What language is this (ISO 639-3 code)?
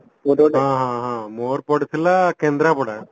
ori